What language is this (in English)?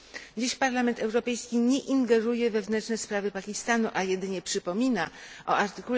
Polish